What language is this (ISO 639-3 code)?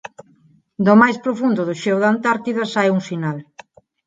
glg